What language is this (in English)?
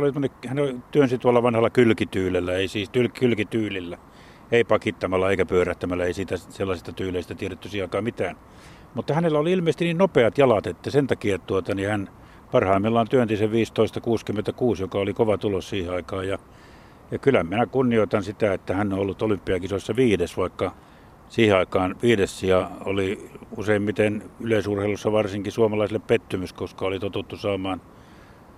Finnish